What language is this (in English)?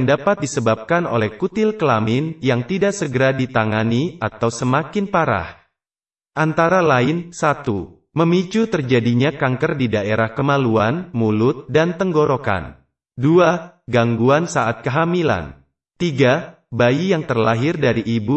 Indonesian